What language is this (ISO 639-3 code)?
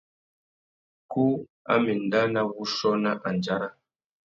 bag